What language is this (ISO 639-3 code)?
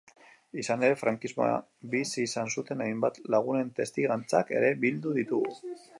eus